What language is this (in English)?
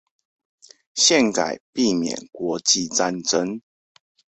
Chinese